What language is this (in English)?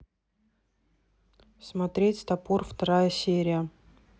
Russian